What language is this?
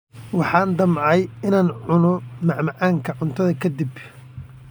Somali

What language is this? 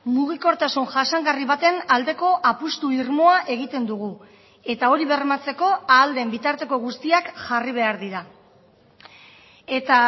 Basque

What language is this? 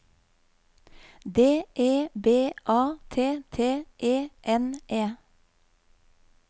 Norwegian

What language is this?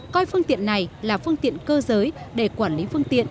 Vietnamese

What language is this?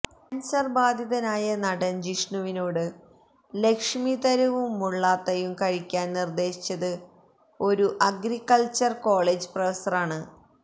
Malayalam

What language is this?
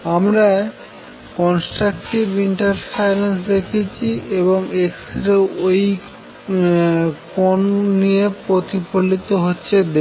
Bangla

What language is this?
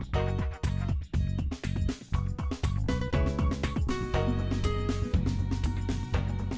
Vietnamese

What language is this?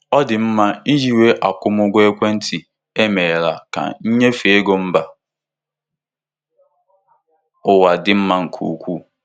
Igbo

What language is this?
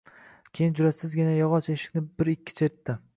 Uzbek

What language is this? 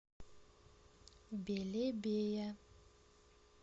Russian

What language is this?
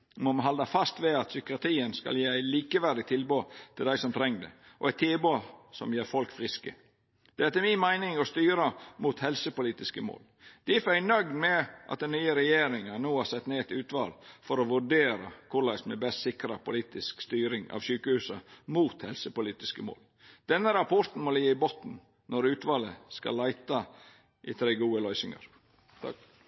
Norwegian Nynorsk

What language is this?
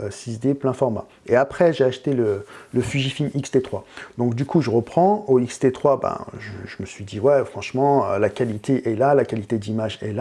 French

